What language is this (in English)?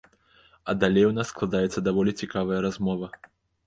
Belarusian